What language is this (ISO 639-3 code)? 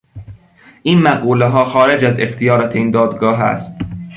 fas